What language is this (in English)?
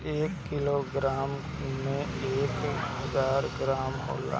Bhojpuri